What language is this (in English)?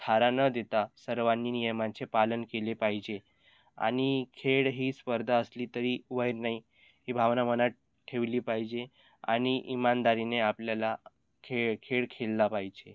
Marathi